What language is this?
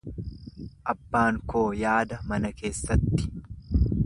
Oromo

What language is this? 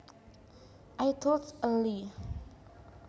Javanese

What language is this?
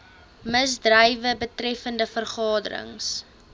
Afrikaans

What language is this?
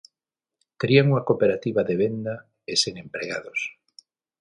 Galician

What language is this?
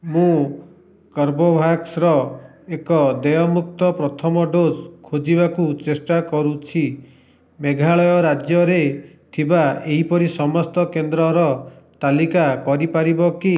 Odia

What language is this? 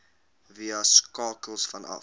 Afrikaans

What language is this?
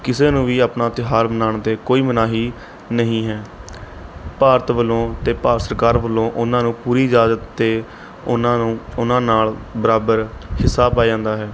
Punjabi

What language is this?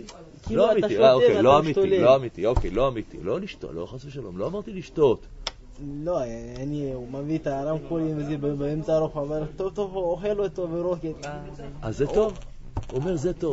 Hebrew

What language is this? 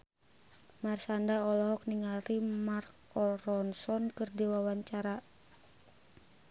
Sundanese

